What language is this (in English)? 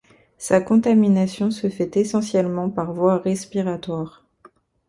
French